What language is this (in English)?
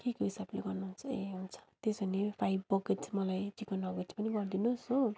Nepali